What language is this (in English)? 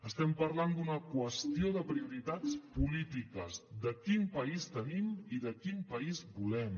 Catalan